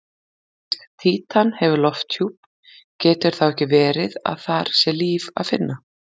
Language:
Icelandic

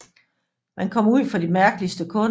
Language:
Danish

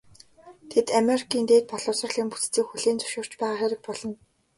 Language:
Mongolian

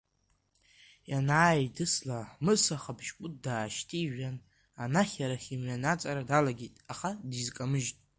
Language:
Abkhazian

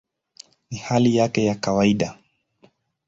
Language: Swahili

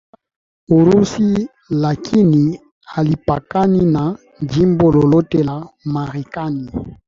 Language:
Swahili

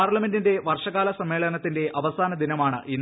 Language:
Malayalam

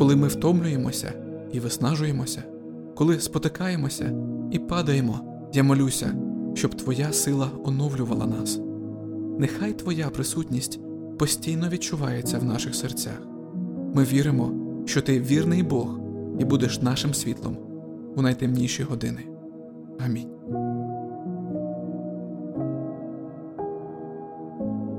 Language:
Ukrainian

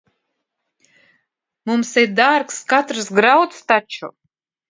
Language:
Latvian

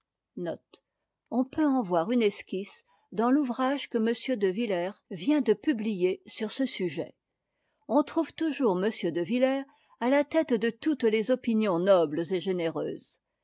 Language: French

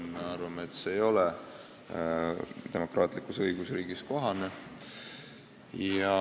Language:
Estonian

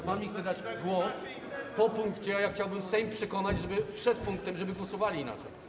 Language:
Polish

